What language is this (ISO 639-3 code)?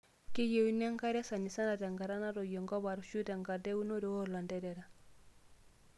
mas